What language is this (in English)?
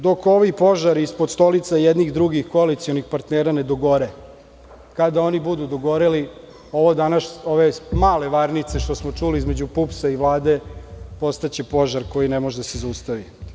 Serbian